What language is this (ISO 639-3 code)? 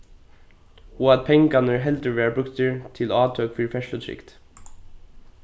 fao